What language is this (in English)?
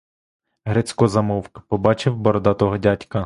Ukrainian